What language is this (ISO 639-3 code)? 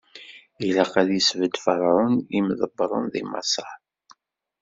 kab